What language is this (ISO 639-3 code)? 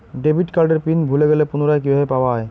ben